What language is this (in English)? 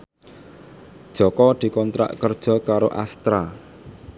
Javanese